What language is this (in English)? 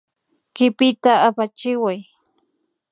Imbabura Highland Quichua